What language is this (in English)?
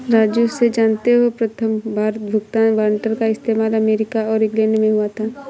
Hindi